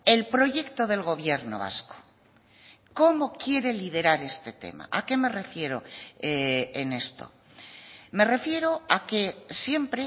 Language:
Spanish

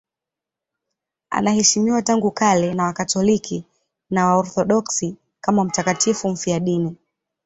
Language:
Swahili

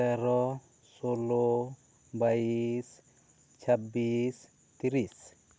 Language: Santali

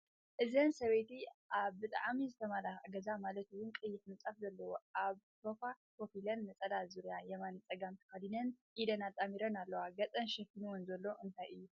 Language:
Tigrinya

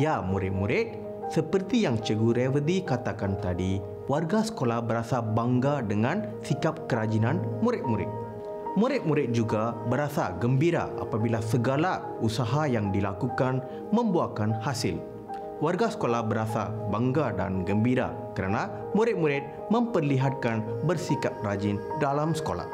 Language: Malay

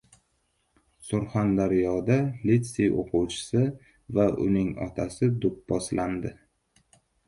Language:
Uzbek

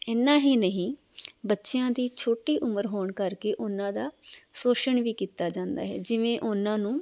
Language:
Punjabi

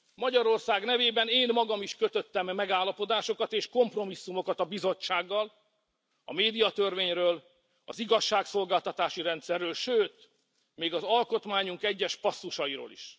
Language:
Hungarian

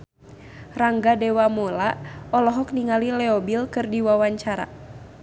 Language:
Sundanese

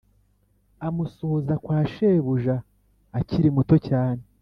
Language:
Kinyarwanda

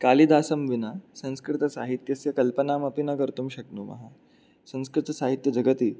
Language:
Sanskrit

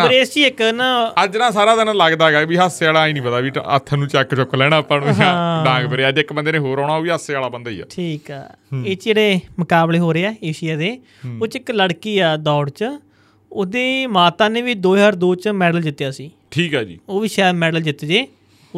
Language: Punjabi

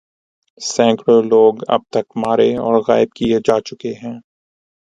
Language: Urdu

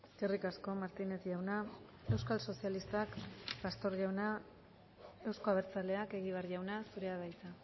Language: Basque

